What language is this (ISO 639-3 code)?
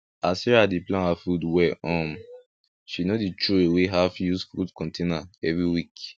pcm